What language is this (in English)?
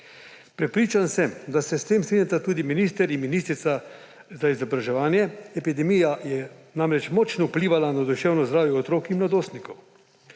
Slovenian